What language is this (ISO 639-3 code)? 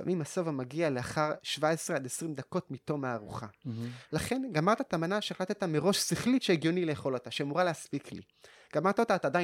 heb